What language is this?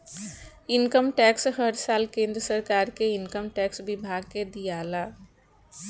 Bhojpuri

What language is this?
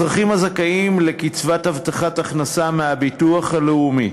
Hebrew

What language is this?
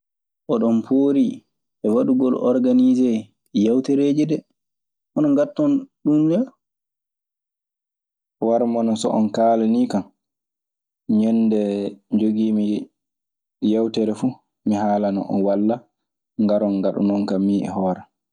Maasina Fulfulde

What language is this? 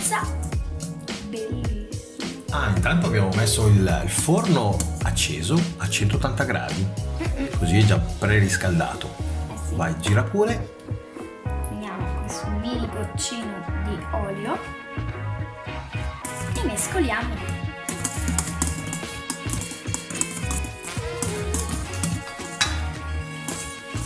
Italian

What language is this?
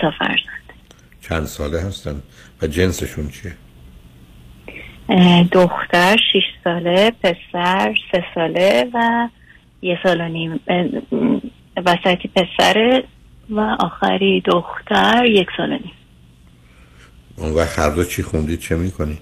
Persian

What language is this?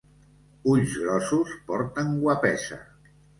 Catalan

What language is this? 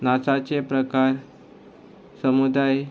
Konkani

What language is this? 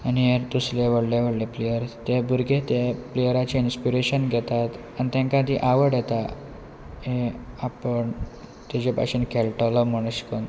Konkani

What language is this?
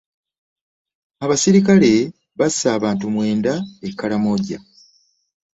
Ganda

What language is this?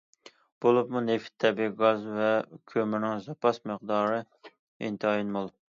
Uyghur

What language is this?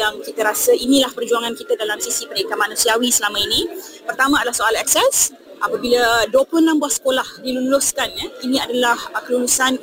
Malay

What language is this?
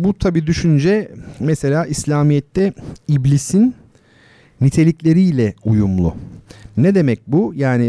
Turkish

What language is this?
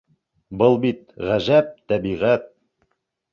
Bashkir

